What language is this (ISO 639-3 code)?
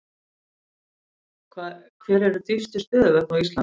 isl